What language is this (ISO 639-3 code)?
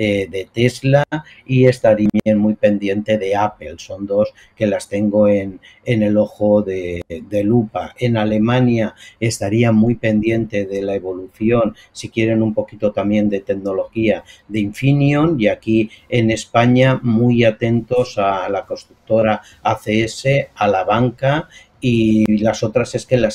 spa